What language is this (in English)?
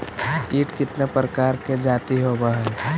Magahi